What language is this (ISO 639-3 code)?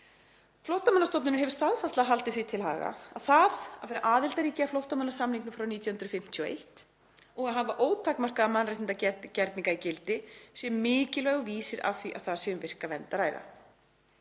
isl